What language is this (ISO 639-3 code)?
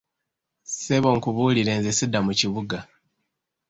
lug